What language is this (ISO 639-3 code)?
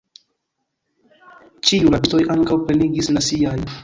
epo